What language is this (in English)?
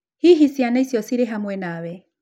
Kikuyu